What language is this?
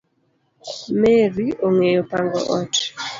Luo (Kenya and Tanzania)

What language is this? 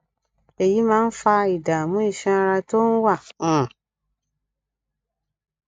Yoruba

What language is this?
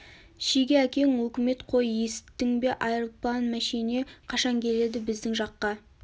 Kazakh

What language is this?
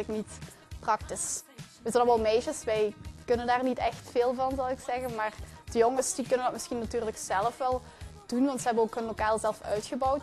Dutch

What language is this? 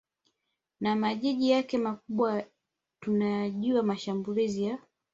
Swahili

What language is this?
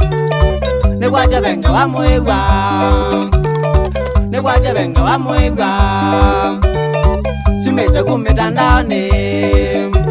Indonesian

